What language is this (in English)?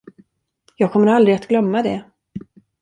Swedish